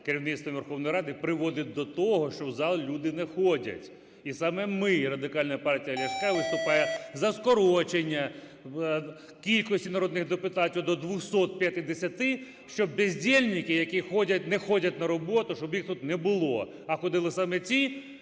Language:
Ukrainian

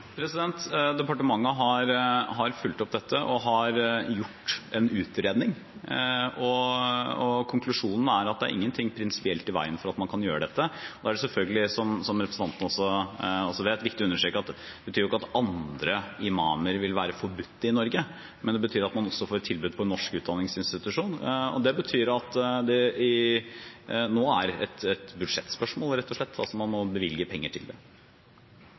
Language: Norwegian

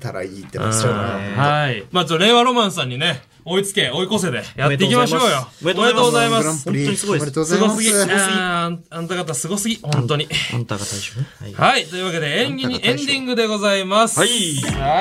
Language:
Japanese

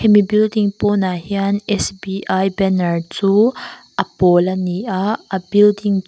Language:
Mizo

